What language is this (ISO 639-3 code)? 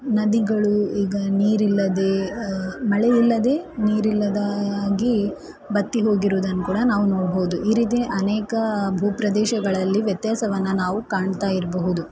kan